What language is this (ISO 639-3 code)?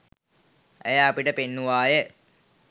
sin